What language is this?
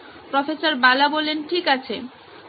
Bangla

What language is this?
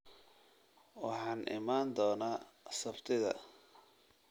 Somali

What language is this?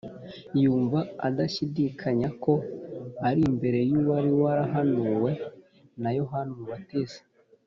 Kinyarwanda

